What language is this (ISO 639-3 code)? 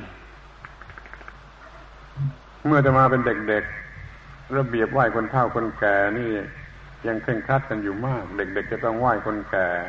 tha